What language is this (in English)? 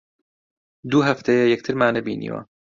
Central Kurdish